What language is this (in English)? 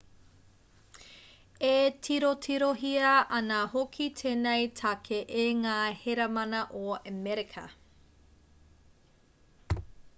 Māori